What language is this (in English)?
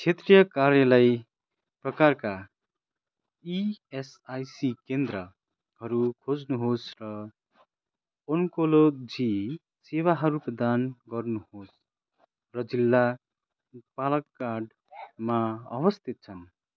Nepali